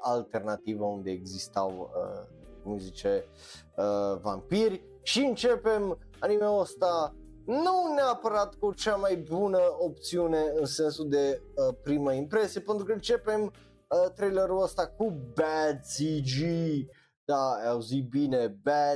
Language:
Romanian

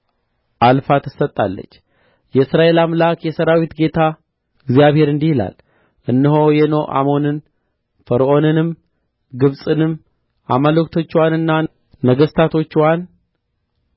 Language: Amharic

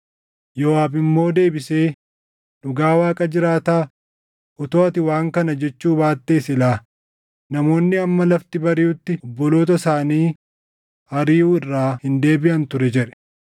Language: Oromo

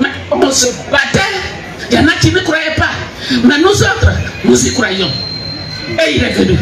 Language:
French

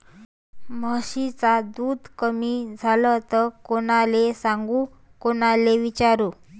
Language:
Marathi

